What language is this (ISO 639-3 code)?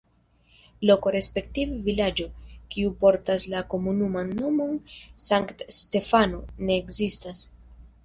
epo